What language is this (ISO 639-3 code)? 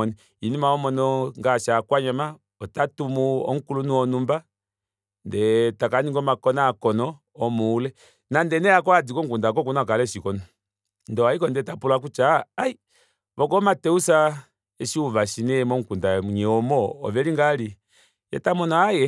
kua